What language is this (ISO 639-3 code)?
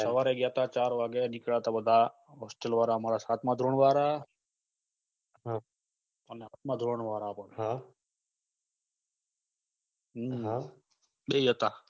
guj